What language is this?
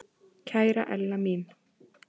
Icelandic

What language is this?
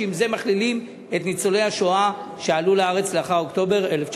Hebrew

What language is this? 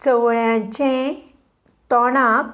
Konkani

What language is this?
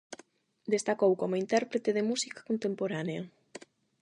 Galician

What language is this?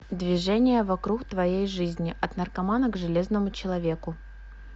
Russian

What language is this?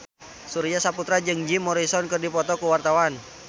Sundanese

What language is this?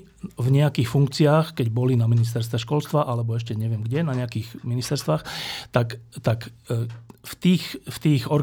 Slovak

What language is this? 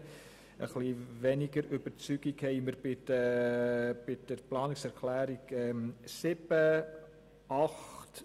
Swiss German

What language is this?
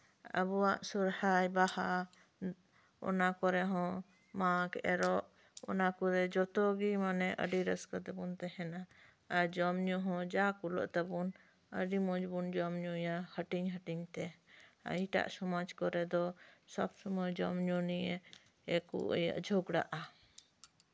Santali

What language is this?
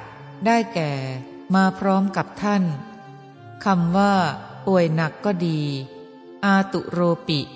Thai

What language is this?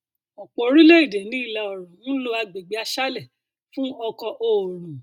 Yoruba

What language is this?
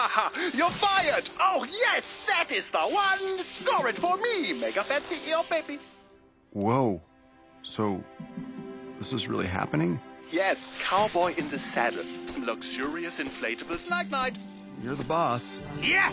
Japanese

